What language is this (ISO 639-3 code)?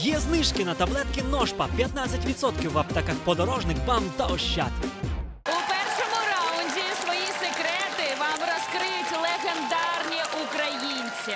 ukr